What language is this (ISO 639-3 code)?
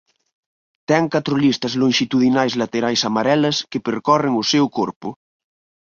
glg